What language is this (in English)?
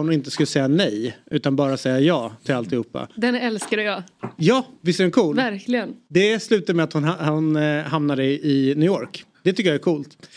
Swedish